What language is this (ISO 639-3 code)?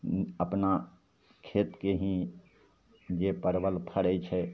mai